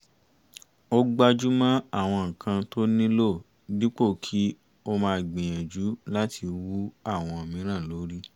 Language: Yoruba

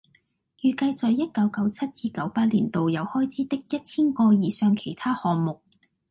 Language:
Cantonese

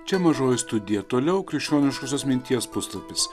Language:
Lithuanian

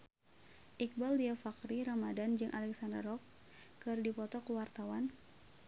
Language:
Sundanese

